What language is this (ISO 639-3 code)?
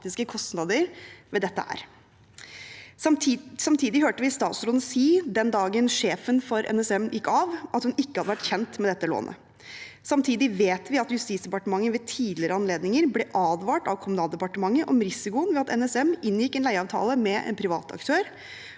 nor